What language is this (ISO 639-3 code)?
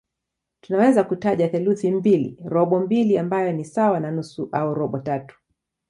swa